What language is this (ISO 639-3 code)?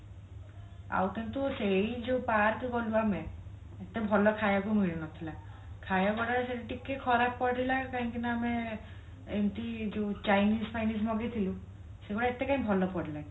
ori